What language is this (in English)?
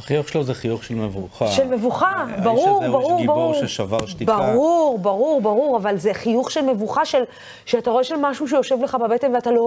Hebrew